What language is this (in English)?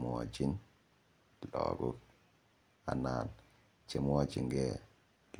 Kalenjin